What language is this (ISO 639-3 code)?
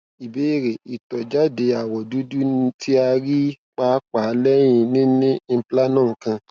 yor